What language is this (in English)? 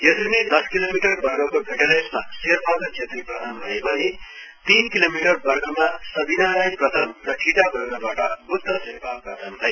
Nepali